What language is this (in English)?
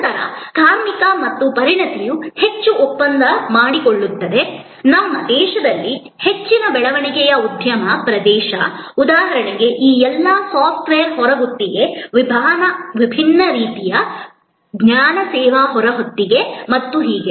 Kannada